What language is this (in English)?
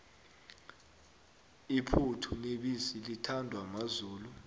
South Ndebele